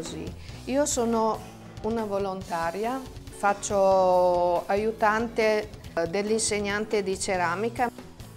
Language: Italian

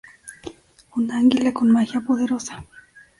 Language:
Spanish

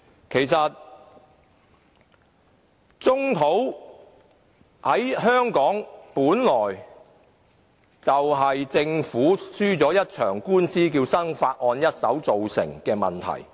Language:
Cantonese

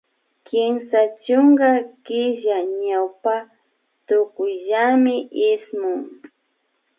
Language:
Imbabura Highland Quichua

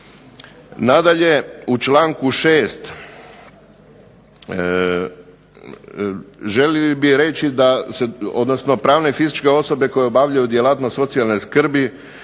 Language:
Croatian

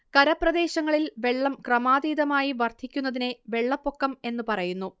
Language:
Malayalam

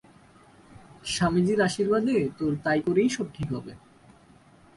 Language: Bangla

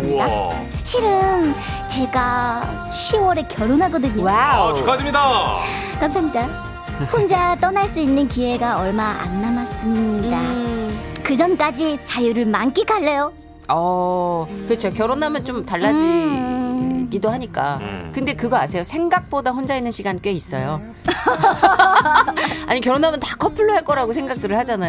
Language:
Korean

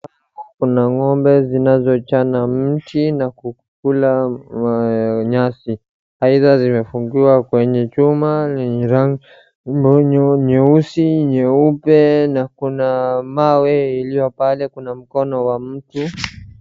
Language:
Swahili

